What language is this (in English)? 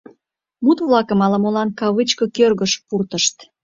Mari